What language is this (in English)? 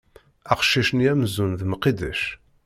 Kabyle